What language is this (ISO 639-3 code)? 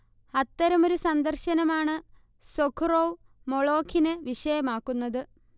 mal